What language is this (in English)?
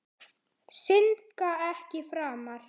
Icelandic